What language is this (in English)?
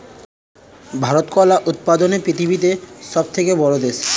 Bangla